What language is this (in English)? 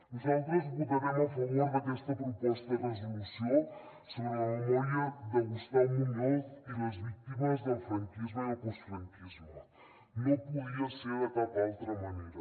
Catalan